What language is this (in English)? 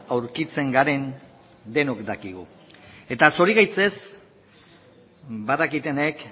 Basque